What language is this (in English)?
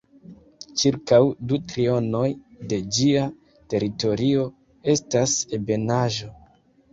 Esperanto